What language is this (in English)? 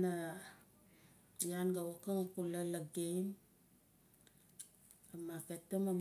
Nalik